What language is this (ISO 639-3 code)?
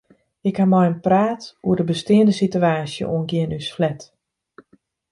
fry